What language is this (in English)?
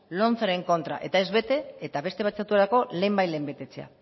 Basque